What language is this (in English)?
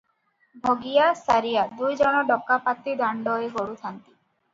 Odia